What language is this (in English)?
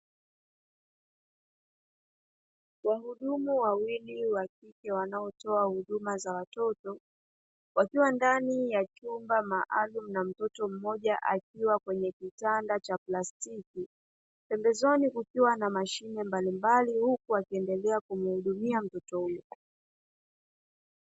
Swahili